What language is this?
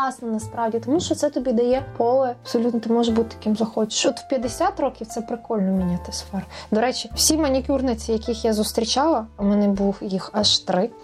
Ukrainian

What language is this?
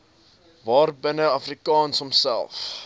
Afrikaans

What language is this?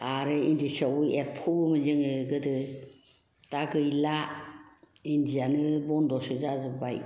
Bodo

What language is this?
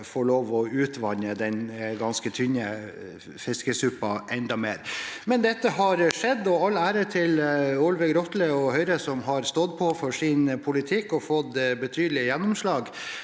Norwegian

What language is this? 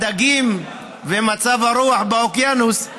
Hebrew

